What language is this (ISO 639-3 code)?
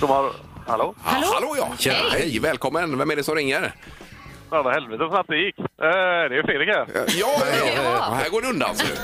swe